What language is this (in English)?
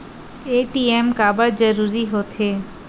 Chhattisgarhi